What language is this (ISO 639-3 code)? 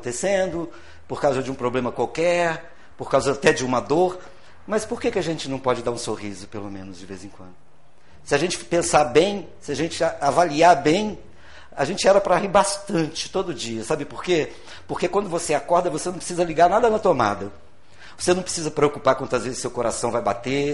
por